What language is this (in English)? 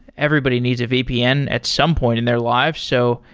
English